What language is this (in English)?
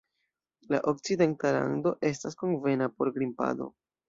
Esperanto